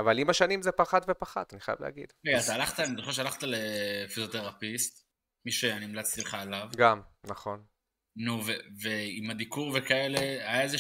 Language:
Hebrew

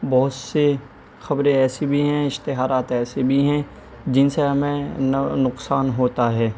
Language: Urdu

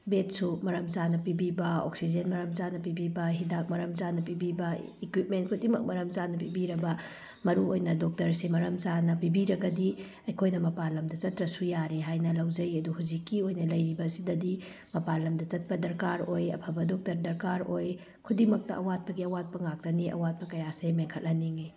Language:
Manipuri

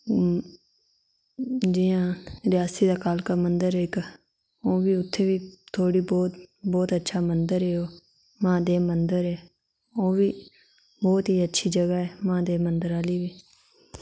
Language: Dogri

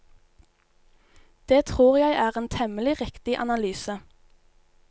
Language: Norwegian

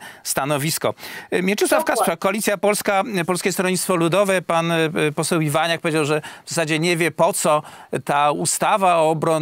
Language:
Polish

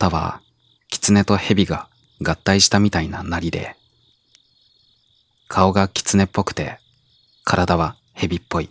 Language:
Japanese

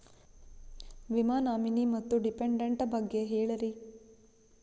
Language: Kannada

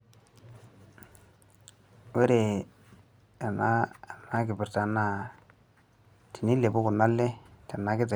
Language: Masai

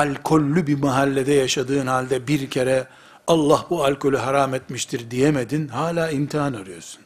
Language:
Turkish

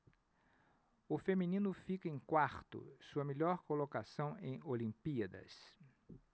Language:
Portuguese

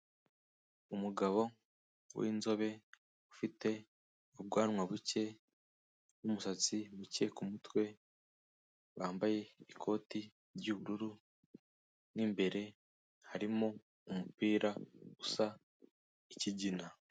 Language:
Kinyarwanda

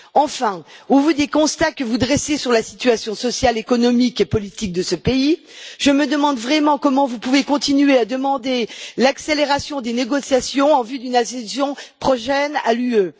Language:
French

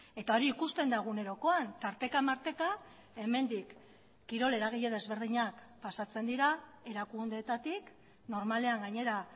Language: Basque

